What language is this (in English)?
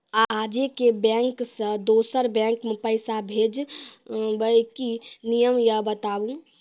Maithili